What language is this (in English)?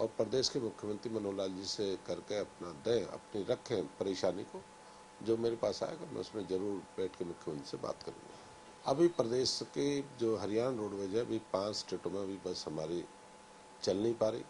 Hindi